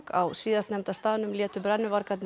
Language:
Icelandic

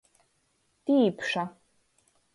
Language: Latgalian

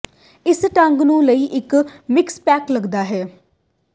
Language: Punjabi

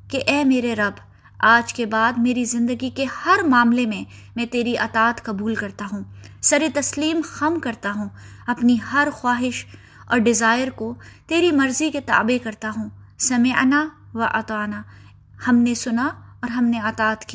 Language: Urdu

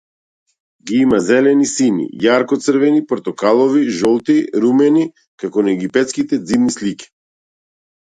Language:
Macedonian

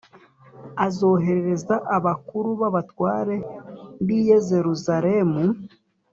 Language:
Kinyarwanda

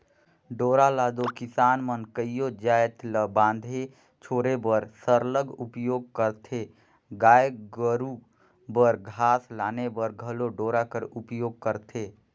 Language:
Chhattisgarhi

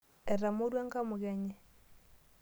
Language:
Masai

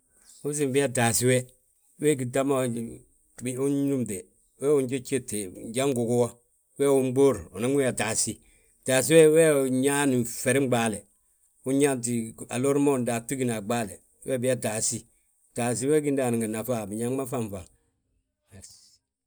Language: Balanta-Ganja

